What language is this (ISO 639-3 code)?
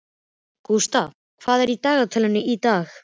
isl